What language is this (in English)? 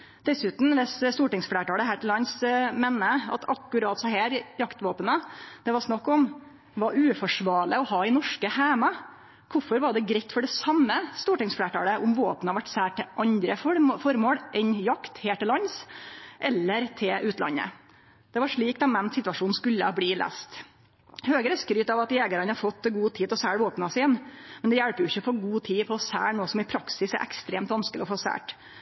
Norwegian Nynorsk